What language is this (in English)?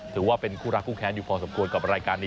Thai